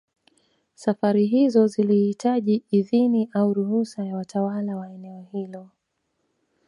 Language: Swahili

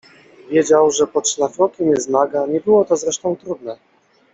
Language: Polish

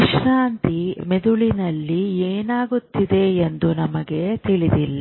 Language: Kannada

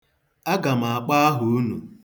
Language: Igbo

